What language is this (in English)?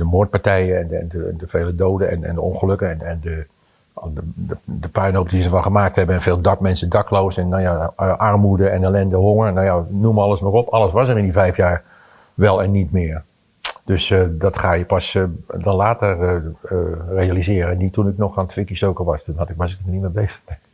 Dutch